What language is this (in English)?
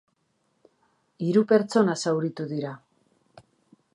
Basque